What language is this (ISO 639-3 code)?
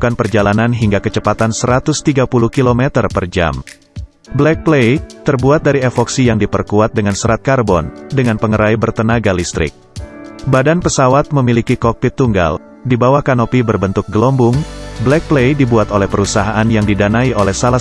ind